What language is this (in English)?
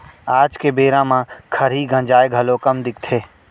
Chhattisgarhi